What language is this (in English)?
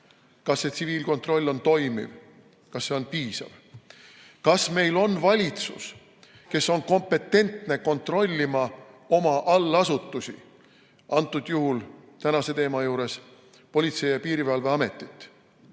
Estonian